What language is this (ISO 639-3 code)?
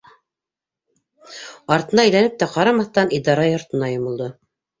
bak